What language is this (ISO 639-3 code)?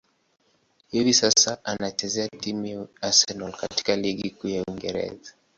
swa